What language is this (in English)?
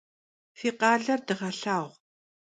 Kabardian